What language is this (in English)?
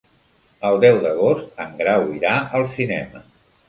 Catalan